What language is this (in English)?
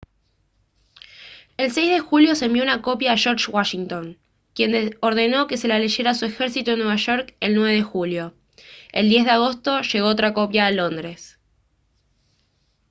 Spanish